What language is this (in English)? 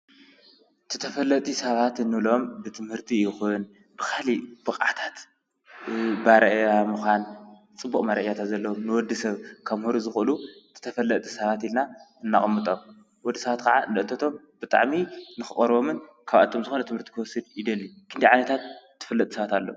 Tigrinya